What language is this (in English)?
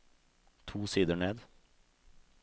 Norwegian